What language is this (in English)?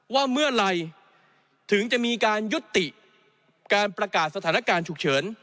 Thai